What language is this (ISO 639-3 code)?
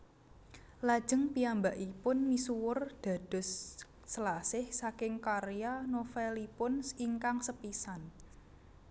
jav